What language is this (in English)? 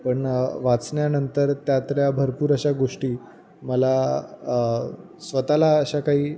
Marathi